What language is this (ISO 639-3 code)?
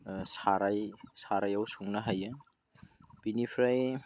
brx